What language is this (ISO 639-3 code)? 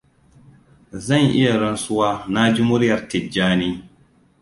hau